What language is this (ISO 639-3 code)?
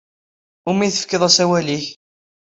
kab